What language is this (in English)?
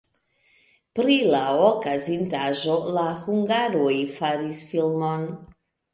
Esperanto